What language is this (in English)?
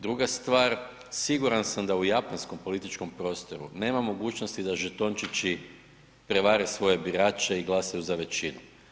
Croatian